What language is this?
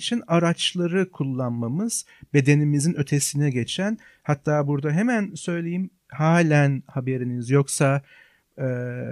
Turkish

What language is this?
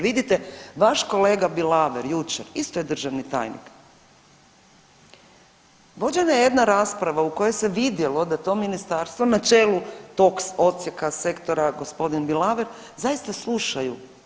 Croatian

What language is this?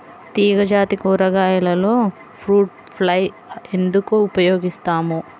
Telugu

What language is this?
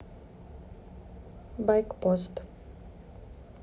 Russian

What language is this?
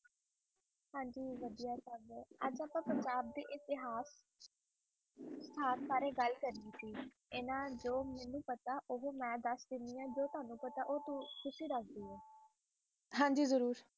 Punjabi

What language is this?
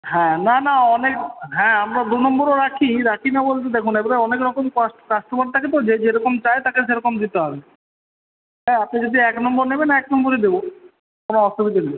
Bangla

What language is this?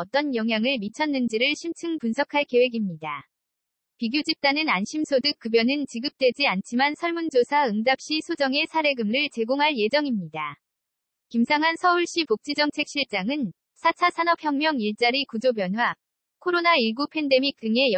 Korean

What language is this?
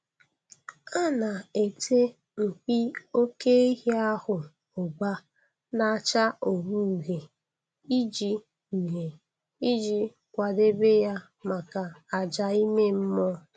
Igbo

